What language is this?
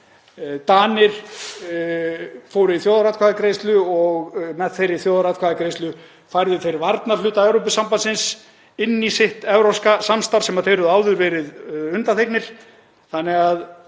Icelandic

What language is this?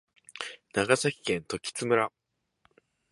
Japanese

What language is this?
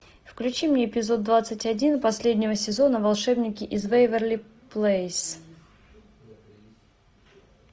Russian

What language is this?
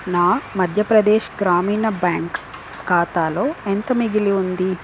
Telugu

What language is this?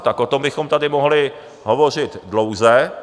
Czech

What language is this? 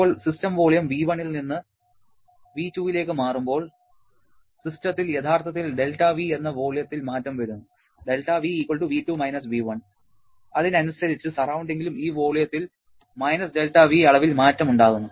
Malayalam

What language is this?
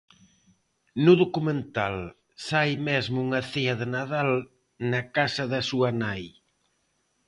Galician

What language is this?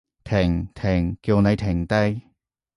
Cantonese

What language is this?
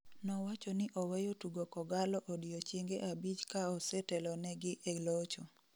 Luo (Kenya and Tanzania)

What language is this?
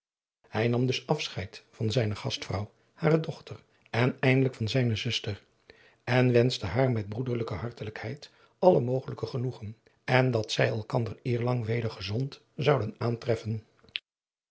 Dutch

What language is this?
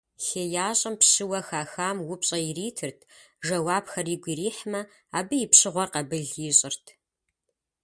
Kabardian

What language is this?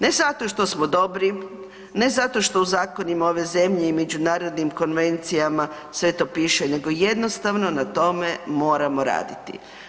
Croatian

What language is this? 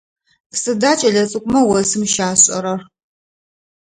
Adyghe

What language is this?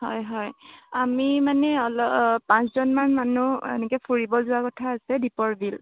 Assamese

